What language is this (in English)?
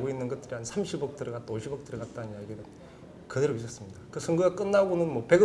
Korean